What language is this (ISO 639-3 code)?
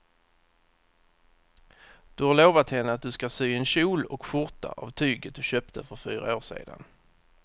swe